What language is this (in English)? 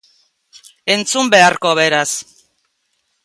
Basque